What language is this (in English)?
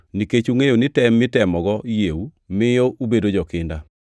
Luo (Kenya and Tanzania)